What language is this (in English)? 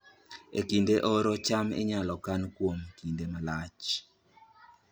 Luo (Kenya and Tanzania)